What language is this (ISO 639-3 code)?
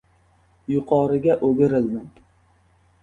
uzb